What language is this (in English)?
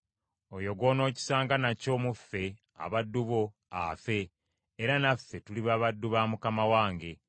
Ganda